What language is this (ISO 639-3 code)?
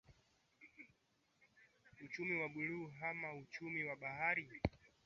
swa